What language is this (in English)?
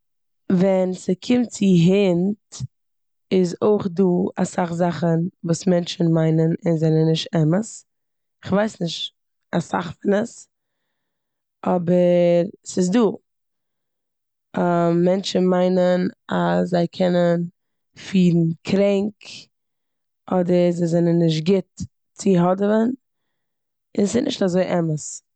Yiddish